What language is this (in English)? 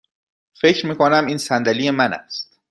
Persian